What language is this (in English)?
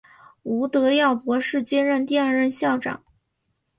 Chinese